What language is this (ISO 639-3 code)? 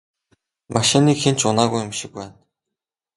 mon